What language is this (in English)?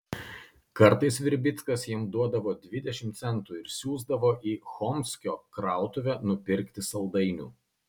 Lithuanian